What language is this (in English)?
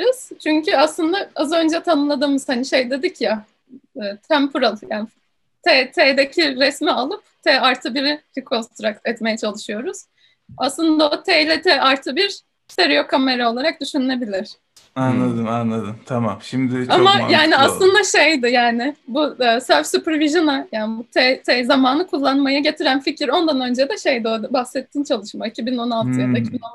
Turkish